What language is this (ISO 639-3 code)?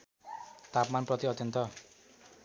nep